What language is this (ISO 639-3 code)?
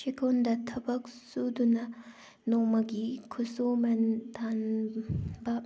mni